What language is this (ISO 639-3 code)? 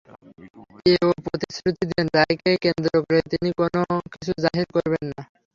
ben